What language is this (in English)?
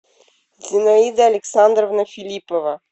Russian